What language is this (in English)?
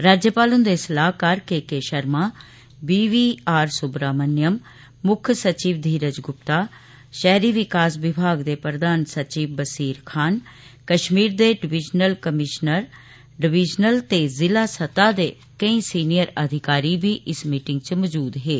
Dogri